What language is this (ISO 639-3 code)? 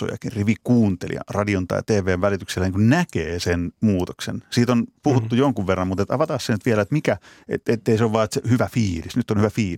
fin